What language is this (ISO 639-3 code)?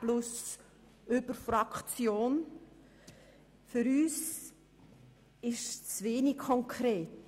gsw